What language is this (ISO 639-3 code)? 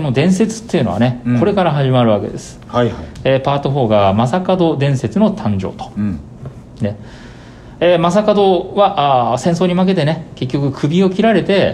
jpn